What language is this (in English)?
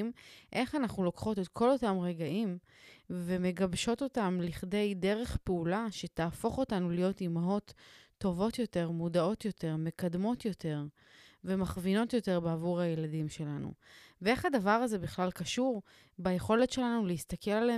Hebrew